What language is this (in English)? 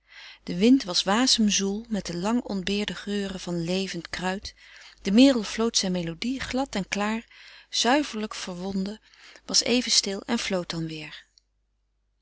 Dutch